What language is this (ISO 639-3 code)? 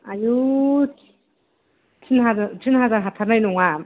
brx